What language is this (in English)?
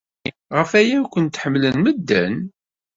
Kabyle